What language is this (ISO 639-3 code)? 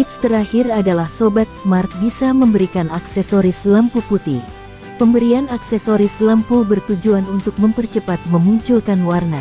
ind